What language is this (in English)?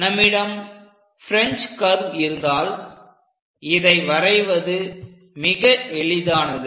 Tamil